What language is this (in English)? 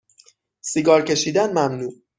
Persian